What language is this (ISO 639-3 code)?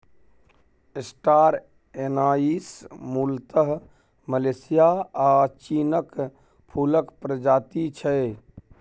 mai